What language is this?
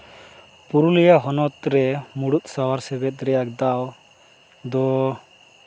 Santali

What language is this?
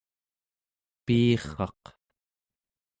Central Yupik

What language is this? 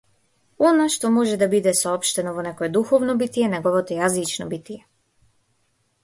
Macedonian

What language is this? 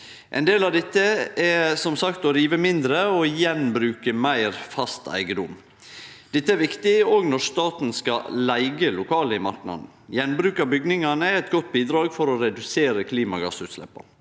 Norwegian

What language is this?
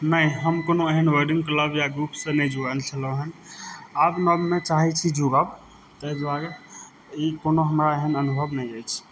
Maithili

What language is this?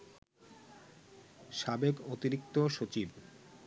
Bangla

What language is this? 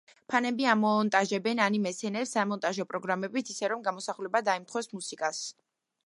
Georgian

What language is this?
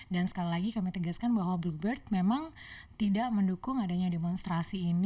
Indonesian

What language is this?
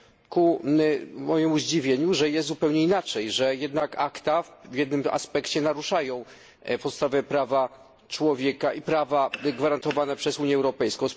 Polish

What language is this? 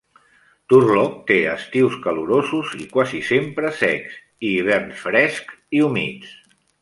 Catalan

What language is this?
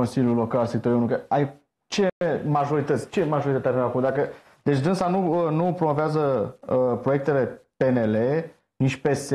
Romanian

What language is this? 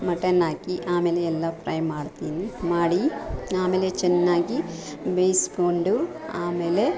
Kannada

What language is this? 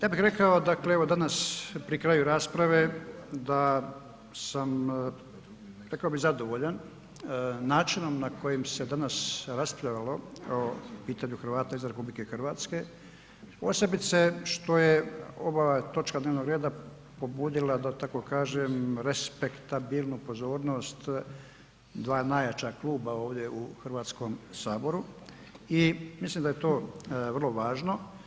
Croatian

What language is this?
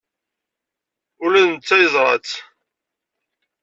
Kabyle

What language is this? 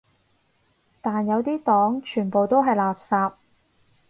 Cantonese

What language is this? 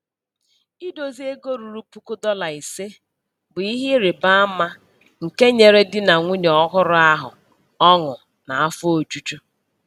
Igbo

